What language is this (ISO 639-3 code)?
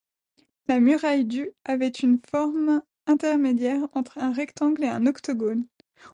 fra